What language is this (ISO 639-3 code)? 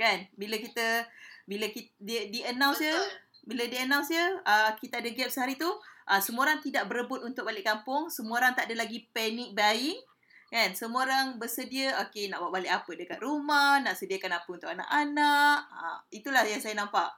msa